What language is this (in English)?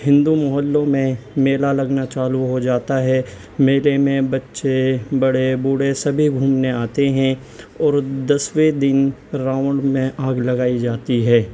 Urdu